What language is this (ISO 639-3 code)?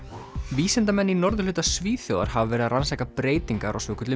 isl